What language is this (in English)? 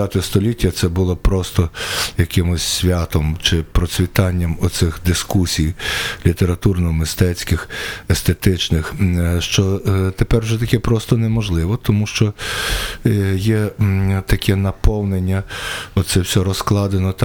Ukrainian